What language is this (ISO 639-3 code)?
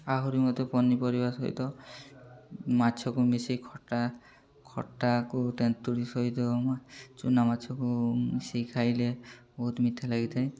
ori